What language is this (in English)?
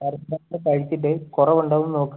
Malayalam